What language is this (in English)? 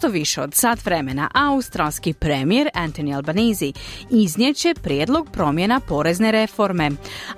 Croatian